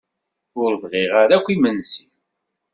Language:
Kabyle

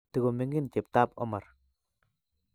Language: Kalenjin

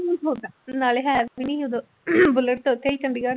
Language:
Punjabi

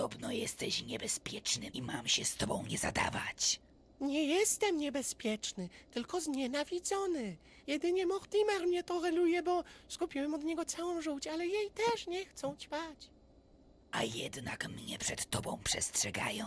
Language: Polish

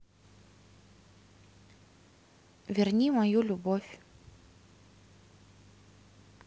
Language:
Russian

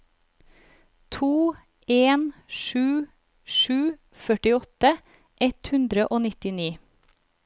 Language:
Norwegian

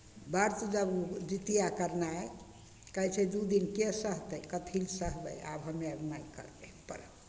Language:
Maithili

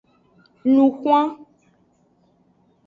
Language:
Aja (Benin)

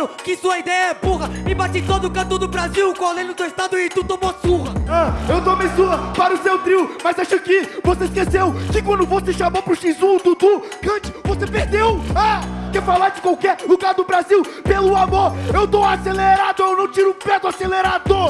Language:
Portuguese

